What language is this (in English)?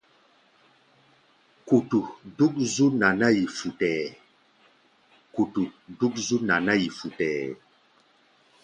Gbaya